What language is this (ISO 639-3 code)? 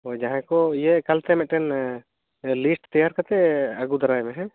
sat